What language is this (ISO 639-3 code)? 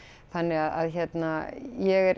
isl